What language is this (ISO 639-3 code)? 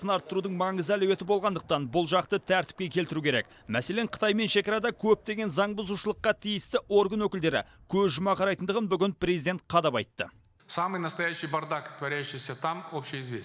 tur